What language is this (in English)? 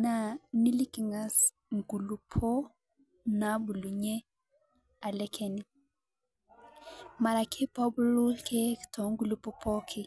Masai